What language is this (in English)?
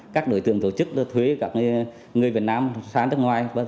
Vietnamese